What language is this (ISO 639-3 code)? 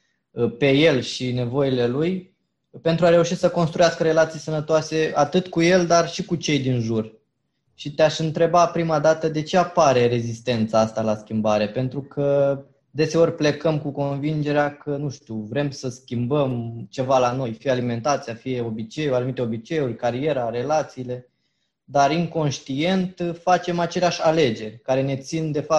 ron